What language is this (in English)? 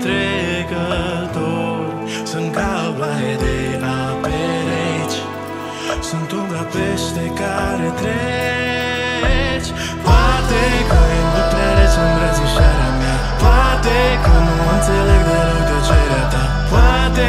Romanian